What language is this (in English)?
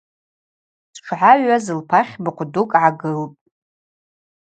Abaza